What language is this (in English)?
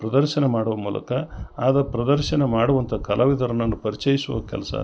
Kannada